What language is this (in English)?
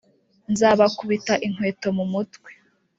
Kinyarwanda